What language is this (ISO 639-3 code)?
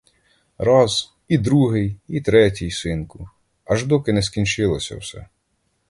ukr